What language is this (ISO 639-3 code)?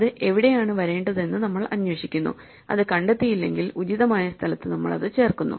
mal